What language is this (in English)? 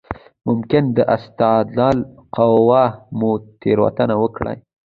Pashto